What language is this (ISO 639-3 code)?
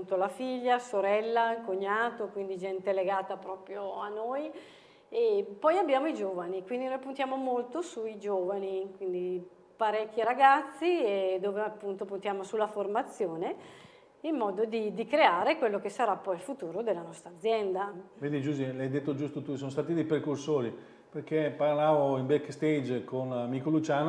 ita